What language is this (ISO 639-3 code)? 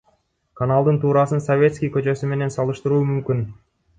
kir